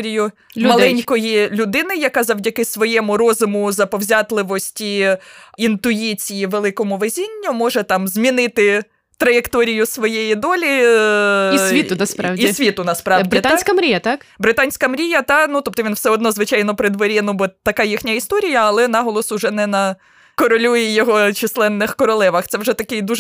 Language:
Ukrainian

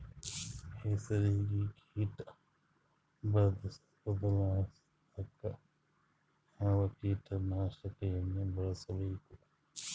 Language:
Kannada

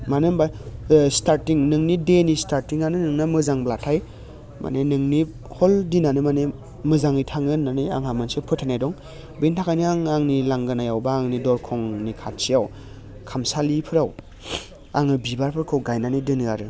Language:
Bodo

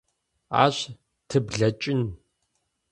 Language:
Adyghe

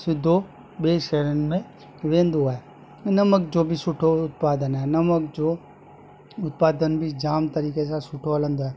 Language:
Sindhi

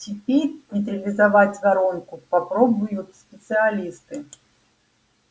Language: Russian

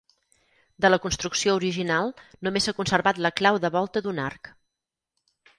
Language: Catalan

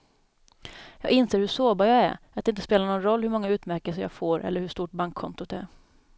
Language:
Swedish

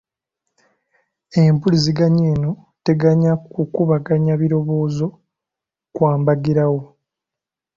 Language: Ganda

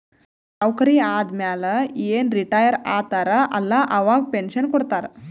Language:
Kannada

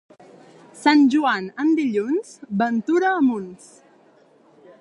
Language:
Catalan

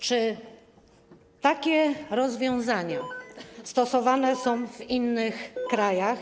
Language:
Polish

